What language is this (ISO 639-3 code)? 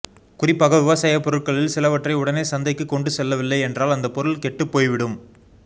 tam